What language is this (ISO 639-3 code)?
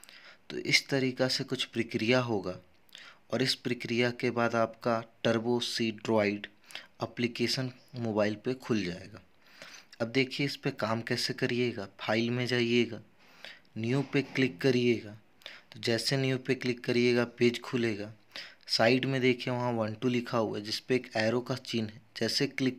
hin